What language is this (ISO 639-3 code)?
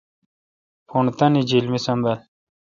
xka